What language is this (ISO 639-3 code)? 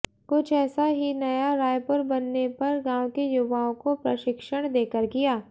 hin